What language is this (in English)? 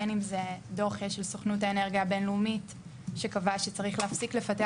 Hebrew